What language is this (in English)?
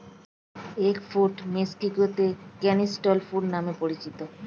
Bangla